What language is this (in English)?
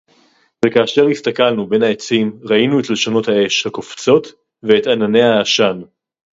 Hebrew